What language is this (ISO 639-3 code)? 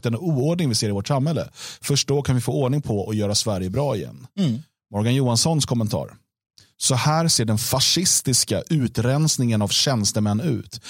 swe